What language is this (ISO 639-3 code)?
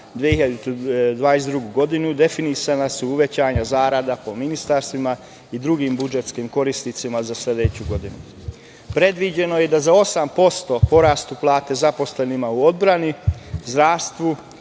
srp